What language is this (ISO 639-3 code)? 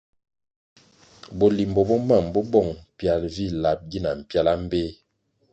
nmg